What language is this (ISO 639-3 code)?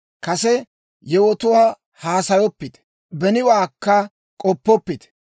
dwr